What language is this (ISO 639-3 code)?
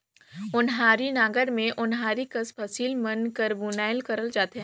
hne